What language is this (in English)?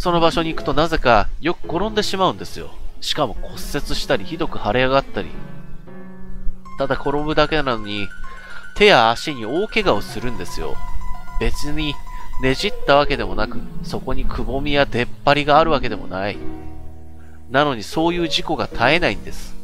Japanese